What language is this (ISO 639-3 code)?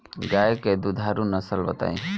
bho